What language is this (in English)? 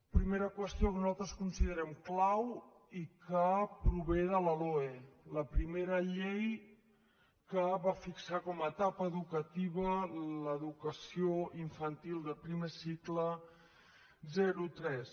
Catalan